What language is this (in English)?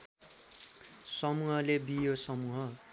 Nepali